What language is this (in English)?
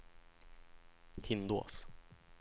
Swedish